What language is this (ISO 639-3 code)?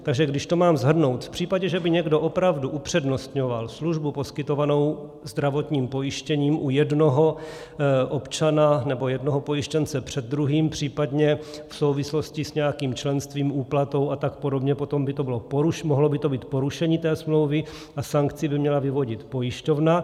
ces